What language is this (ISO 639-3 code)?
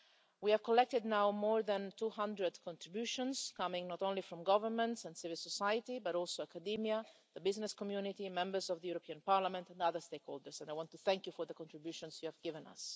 eng